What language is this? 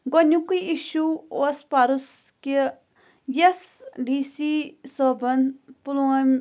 Kashmiri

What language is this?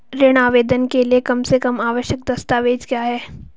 Hindi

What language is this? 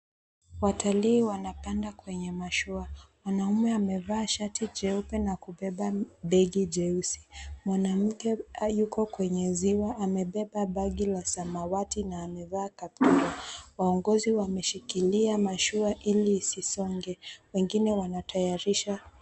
Swahili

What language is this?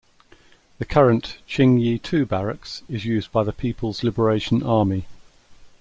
English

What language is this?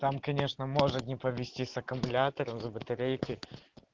Russian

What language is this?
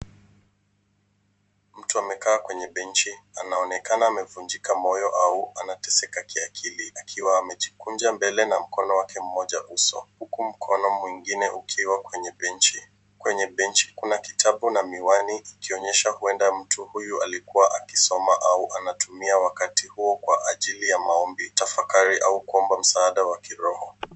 Swahili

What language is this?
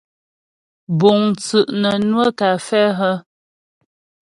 Ghomala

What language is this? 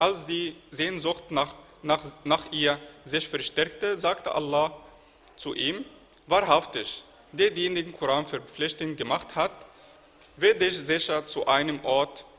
German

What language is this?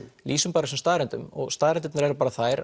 Icelandic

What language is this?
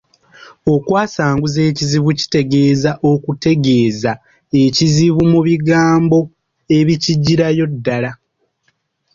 Ganda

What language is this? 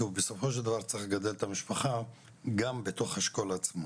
Hebrew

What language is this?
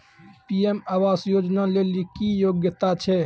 Maithili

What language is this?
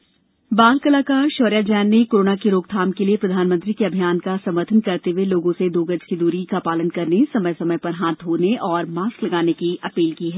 Hindi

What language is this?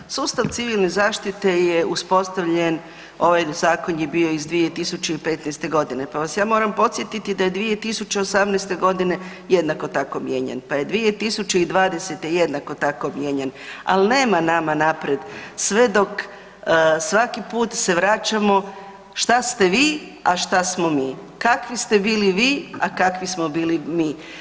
Croatian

